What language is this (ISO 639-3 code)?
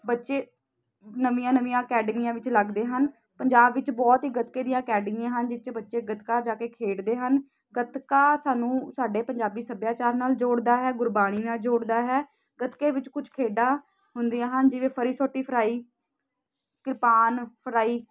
pan